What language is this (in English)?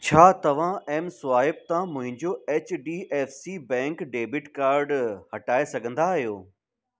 Sindhi